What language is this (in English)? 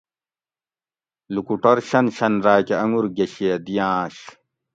Gawri